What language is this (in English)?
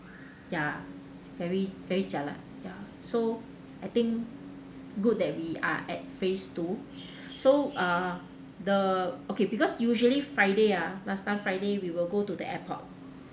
English